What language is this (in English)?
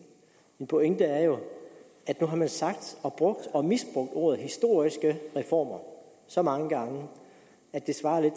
Danish